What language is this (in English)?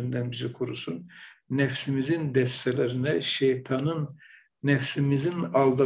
Turkish